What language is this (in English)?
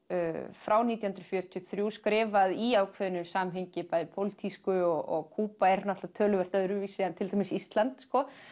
Icelandic